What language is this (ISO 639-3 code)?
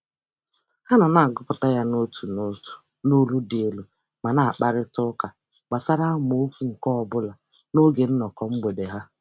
ibo